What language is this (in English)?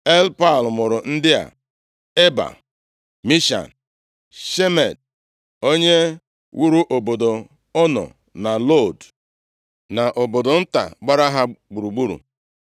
Igbo